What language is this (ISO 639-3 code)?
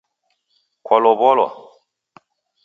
dav